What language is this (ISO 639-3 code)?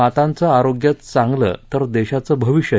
mar